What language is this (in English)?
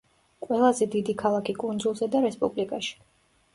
Georgian